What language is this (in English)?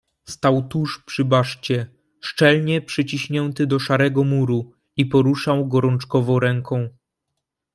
Polish